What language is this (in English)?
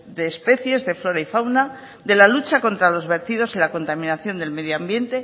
Spanish